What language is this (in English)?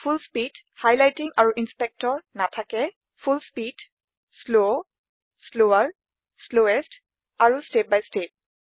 Assamese